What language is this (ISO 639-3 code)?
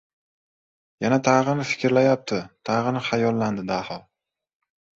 uzb